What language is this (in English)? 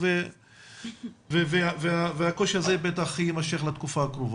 Hebrew